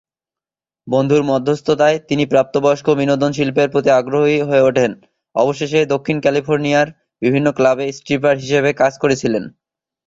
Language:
Bangla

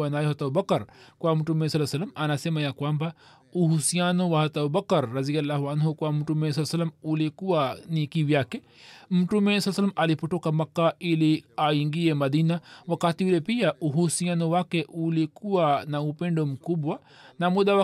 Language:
Swahili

